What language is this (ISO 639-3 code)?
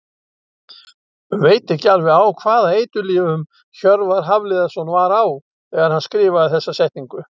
isl